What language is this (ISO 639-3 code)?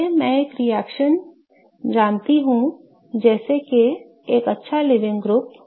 hin